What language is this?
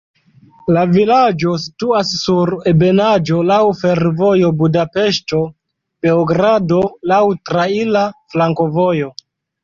Esperanto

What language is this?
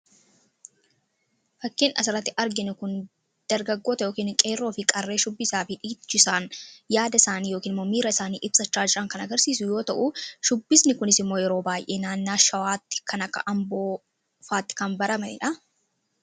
Oromo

